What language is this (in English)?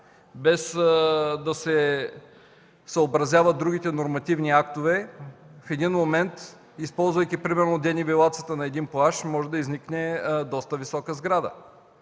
Bulgarian